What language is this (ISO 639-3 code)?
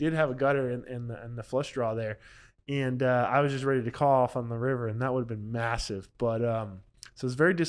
eng